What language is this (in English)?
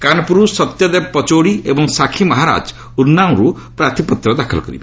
Odia